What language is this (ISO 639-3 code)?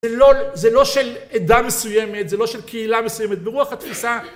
heb